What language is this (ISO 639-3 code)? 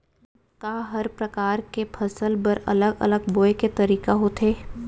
hne